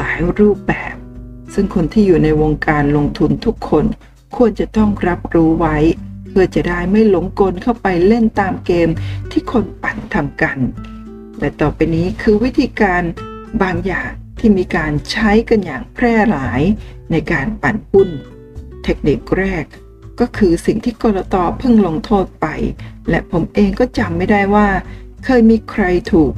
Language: Thai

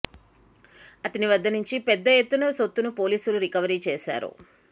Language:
Telugu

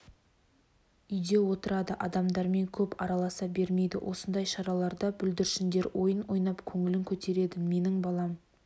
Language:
Kazakh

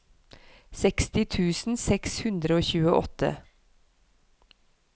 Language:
Norwegian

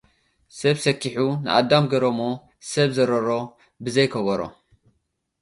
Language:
Tigrinya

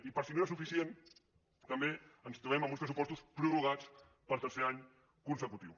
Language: Catalan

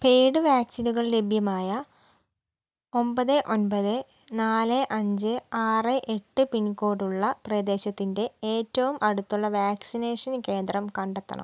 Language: Malayalam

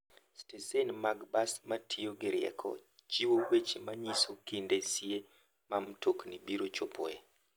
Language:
Luo (Kenya and Tanzania)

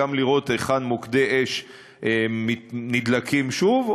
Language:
Hebrew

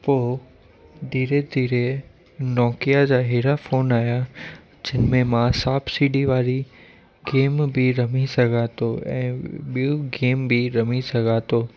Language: Sindhi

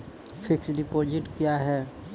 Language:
Maithili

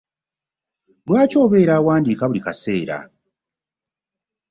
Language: Ganda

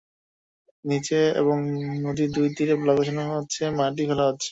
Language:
Bangla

